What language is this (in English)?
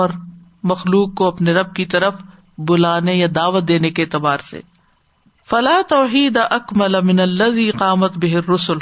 Urdu